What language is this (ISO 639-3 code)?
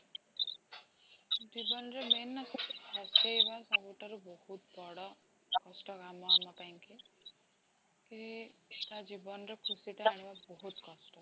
ori